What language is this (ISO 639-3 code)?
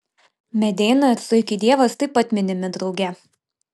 lit